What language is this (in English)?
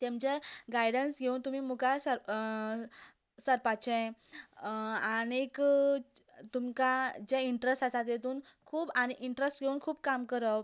Konkani